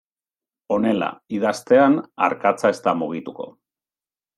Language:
Basque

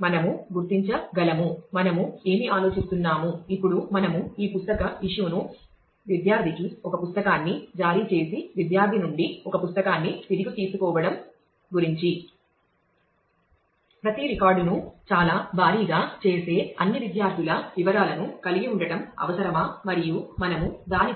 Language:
Telugu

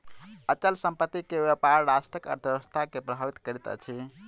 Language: Maithili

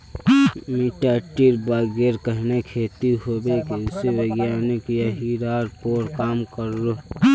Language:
Magahi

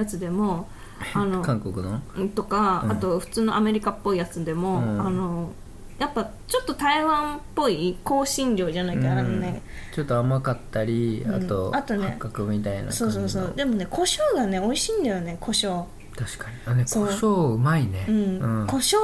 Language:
Japanese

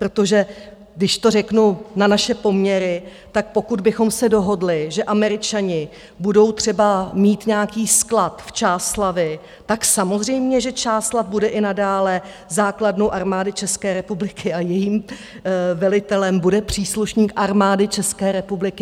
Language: Czech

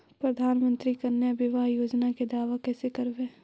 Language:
Magahi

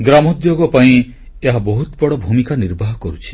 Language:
Odia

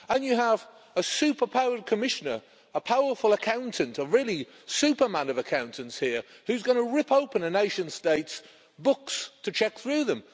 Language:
English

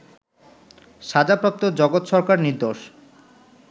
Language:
Bangla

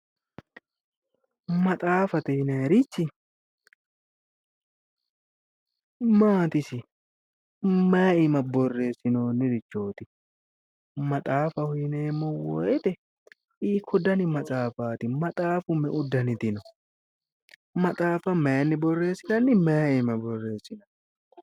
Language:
Sidamo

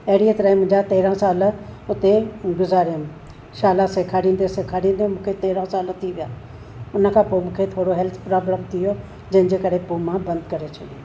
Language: Sindhi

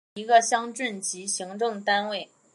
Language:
Chinese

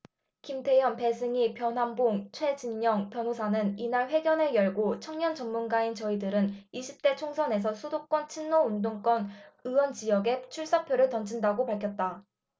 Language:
Korean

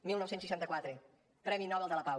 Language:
Catalan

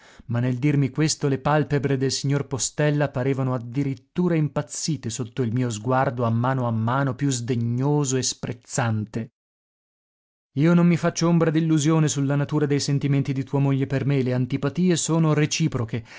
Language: Italian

